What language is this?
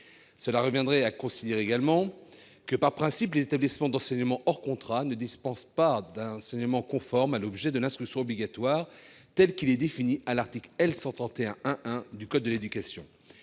French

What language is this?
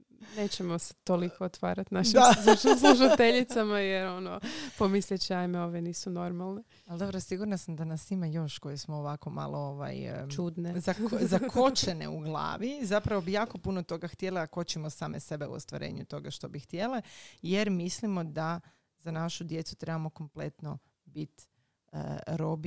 Croatian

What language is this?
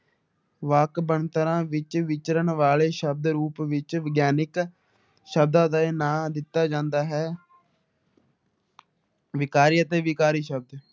Punjabi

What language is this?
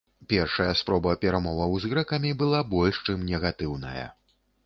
Belarusian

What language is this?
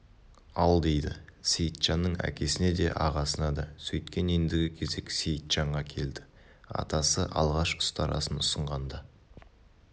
Kazakh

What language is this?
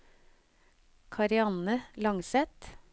Norwegian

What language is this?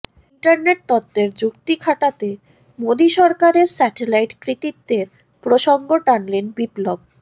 Bangla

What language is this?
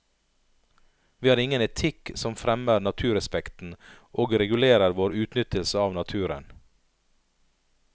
Norwegian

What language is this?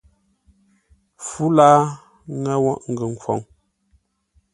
Ngombale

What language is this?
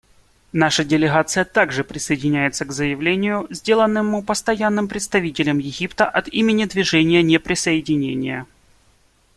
Russian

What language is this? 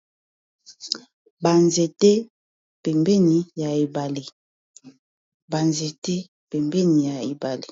Lingala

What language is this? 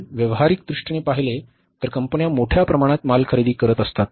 Marathi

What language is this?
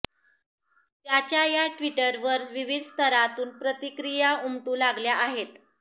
Marathi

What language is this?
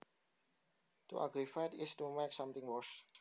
Javanese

